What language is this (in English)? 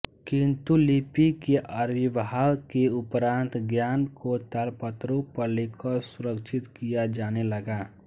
Hindi